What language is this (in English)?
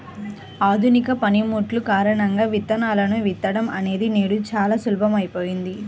Telugu